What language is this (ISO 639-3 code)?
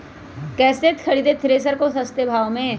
mag